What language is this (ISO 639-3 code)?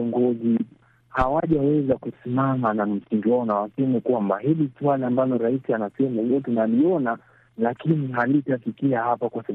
swa